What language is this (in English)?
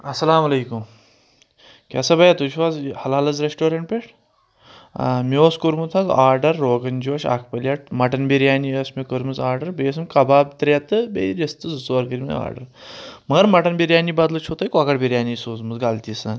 Kashmiri